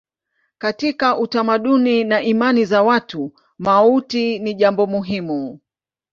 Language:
Swahili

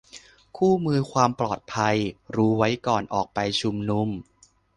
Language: Thai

